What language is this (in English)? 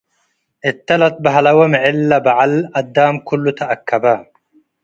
Tigre